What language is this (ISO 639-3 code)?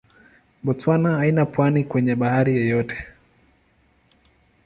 swa